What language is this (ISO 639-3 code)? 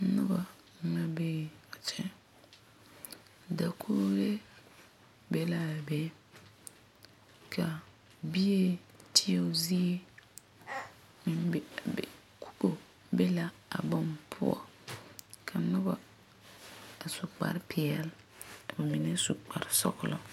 dga